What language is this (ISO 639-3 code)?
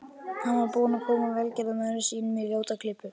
isl